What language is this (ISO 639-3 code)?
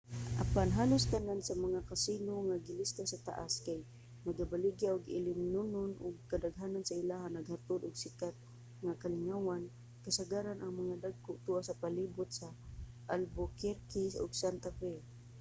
ceb